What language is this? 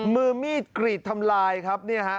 Thai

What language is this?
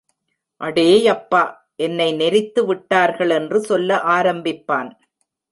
Tamil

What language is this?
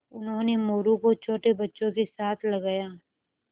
Hindi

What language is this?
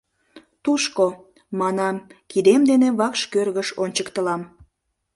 Mari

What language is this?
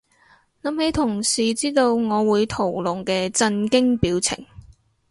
Cantonese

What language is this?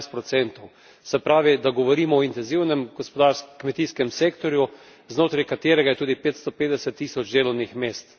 Slovenian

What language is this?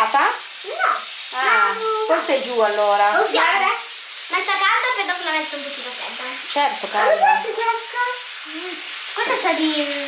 Italian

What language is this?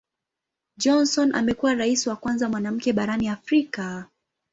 Swahili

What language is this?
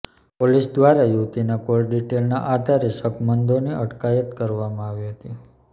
Gujarati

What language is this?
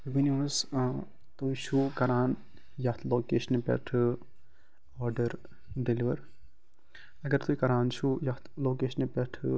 Kashmiri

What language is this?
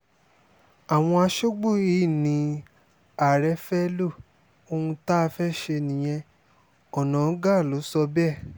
Yoruba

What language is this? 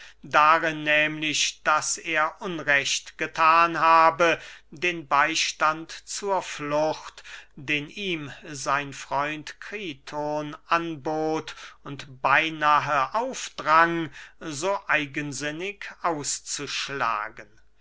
German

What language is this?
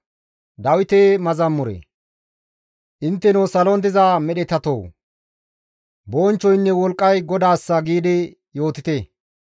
Gamo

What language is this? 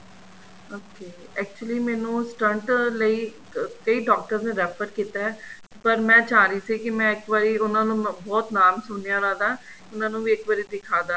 Punjabi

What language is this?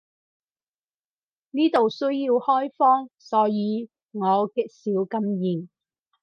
Cantonese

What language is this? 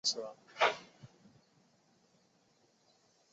Chinese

